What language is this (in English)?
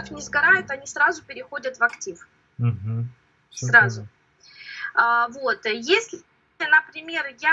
Russian